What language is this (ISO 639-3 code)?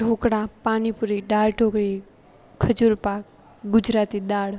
guj